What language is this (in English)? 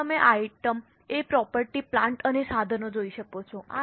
Gujarati